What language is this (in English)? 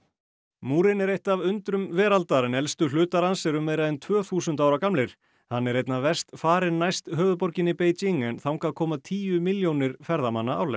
Icelandic